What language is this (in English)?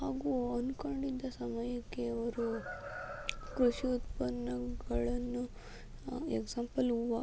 Kannada